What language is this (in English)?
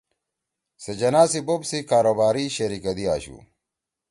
Torwali